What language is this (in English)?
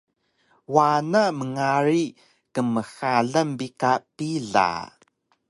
Taroko